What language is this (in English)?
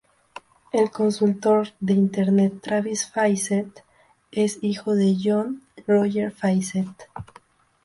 Spanish